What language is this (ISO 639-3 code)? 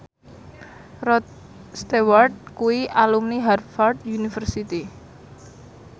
jav